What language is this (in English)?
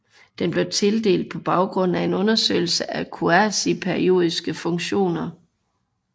Danish